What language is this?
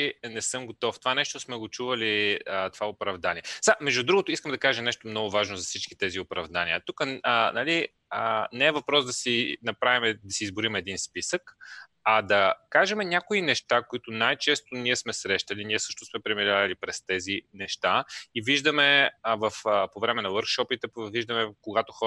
Bulgarian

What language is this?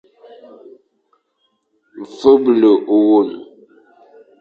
Fang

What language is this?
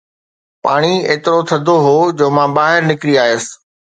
Sindhi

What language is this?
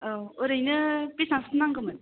Bodo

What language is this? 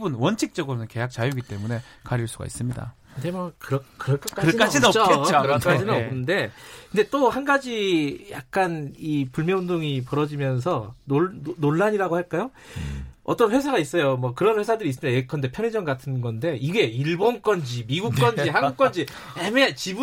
Korean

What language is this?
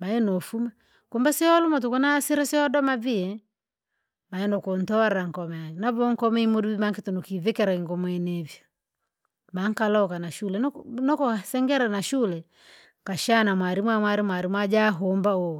Langi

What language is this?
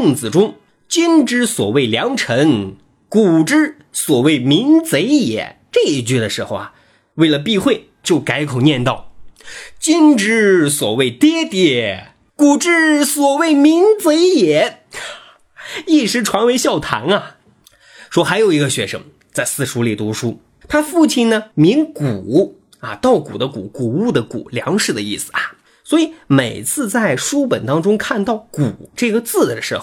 Chinese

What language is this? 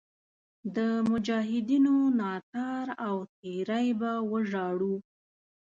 Pashto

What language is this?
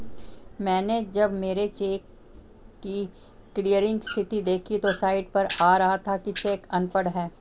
Hindi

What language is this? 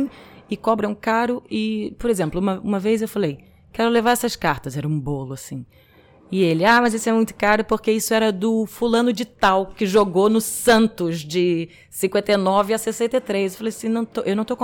Portuguese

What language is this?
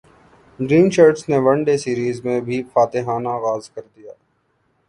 Urdu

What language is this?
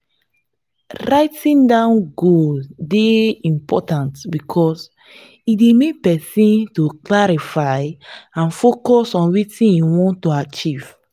Nigerian Pidgin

